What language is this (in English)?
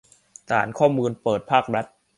Thai